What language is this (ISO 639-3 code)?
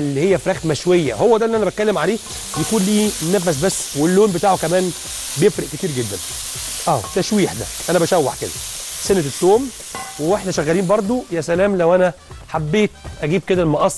ara